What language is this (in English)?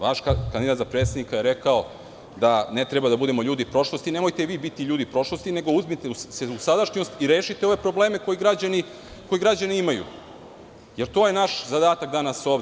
Serbian